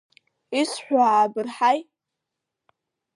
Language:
Abkhazian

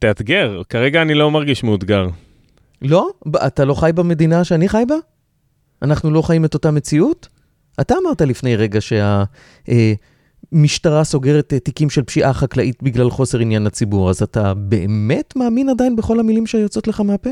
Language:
Hebrew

